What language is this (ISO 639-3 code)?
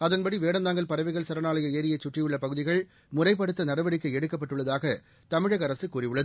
tam